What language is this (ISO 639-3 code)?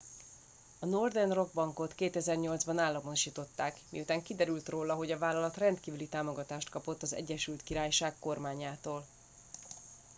hun